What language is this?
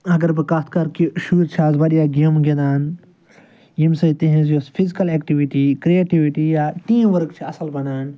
Kashmiri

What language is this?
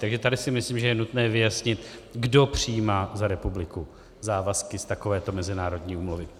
Czech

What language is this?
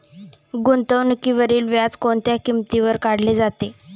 Marathi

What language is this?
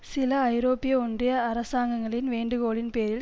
Tamil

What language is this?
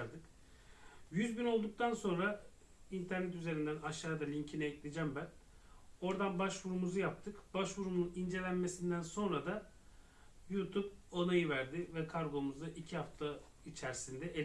Turkish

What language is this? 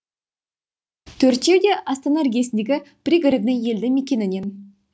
Kazakh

